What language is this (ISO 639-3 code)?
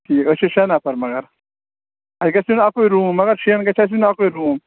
kas